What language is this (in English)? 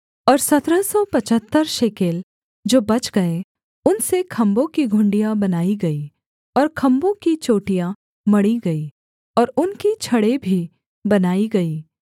Hindi